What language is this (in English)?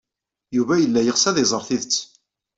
Kabyle